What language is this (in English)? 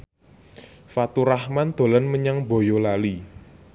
Javanese